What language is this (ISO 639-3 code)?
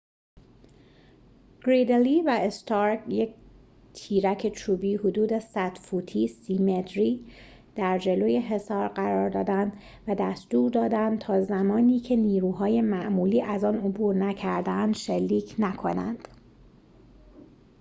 fas